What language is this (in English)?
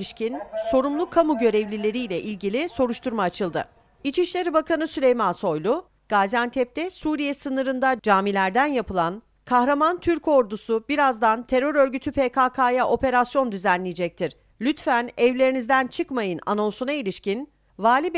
Turkish